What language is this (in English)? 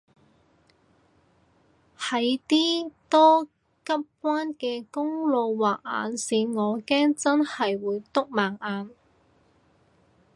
Cantonese